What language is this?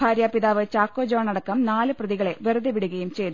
Malayalam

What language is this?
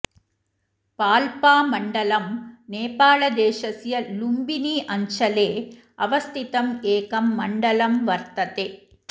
Sanskrit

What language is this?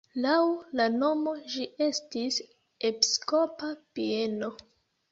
Esperanto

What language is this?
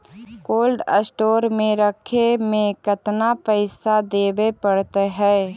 Magahi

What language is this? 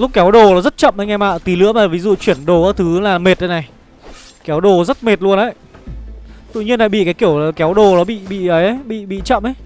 Vietnamese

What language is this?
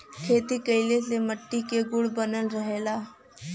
Bhojpuri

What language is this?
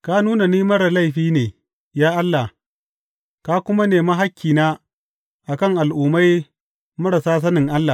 Hausa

